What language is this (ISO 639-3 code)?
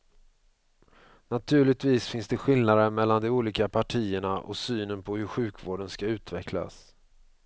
swe